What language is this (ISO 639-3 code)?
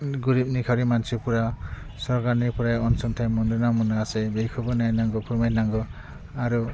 brx